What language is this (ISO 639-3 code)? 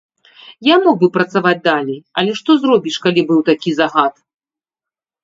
bel